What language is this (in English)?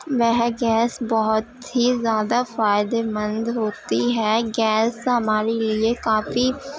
Urdu